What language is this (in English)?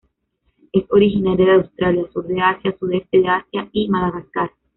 Spanish